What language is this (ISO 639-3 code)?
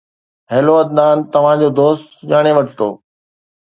snd